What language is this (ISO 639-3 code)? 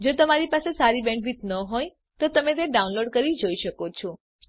guj